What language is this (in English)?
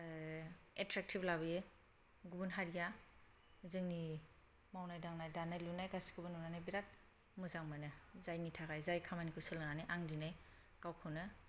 Bodo